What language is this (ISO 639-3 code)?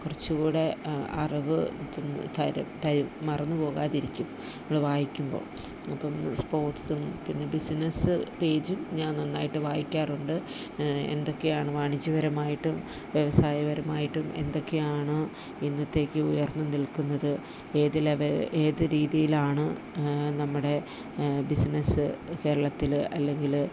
mal